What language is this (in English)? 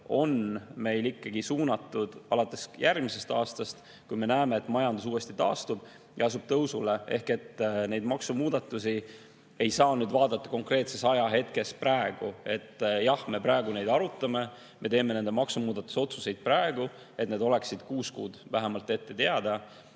Estonian